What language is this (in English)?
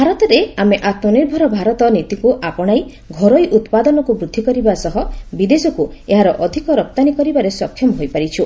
Odia